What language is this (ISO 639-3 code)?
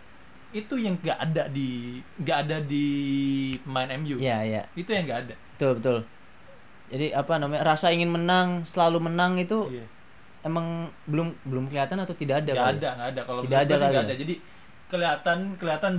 ind